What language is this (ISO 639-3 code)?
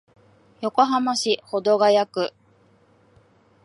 jpn